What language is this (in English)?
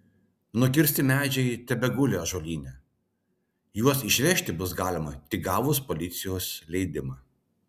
Lithuanian